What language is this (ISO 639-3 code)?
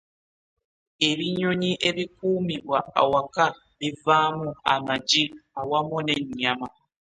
lug